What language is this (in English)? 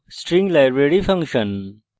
Bangla